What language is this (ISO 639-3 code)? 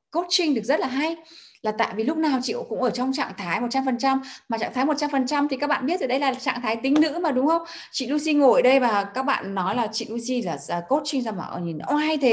vie